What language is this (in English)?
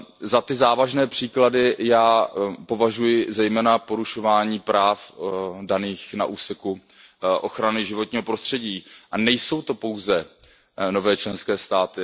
Czech